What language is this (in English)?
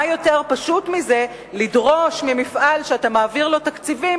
Hebrew